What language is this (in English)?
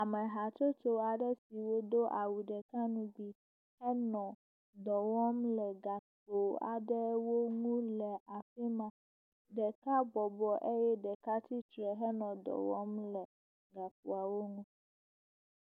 Ewe